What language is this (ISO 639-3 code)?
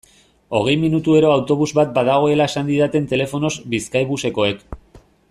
eus